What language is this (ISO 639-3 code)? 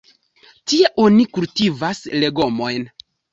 epo